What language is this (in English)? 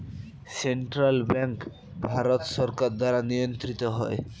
Bangla